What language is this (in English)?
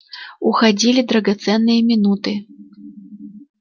Russian